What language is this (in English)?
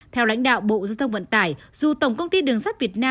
Vietnamese